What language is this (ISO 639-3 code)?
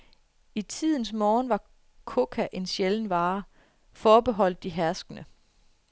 dan